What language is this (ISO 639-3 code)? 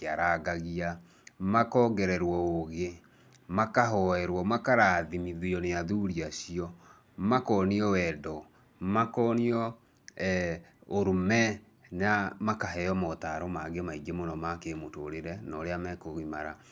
kik